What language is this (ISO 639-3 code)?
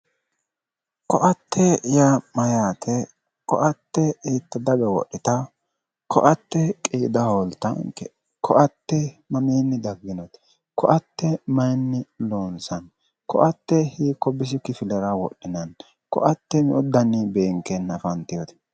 sid